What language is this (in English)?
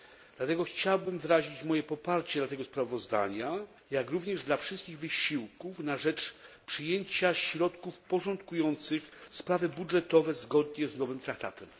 Polish